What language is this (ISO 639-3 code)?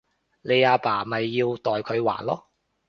yue